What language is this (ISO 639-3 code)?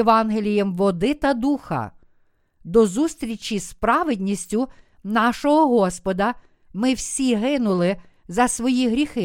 ukr